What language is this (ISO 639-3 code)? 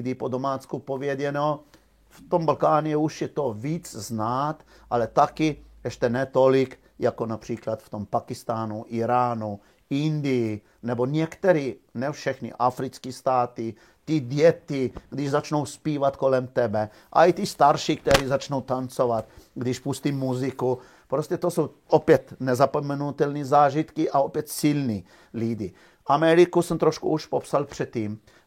ces